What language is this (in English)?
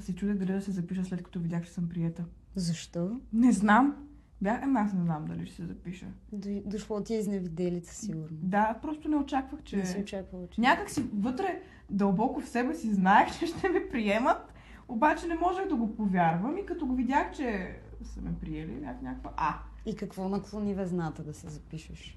Bulgarian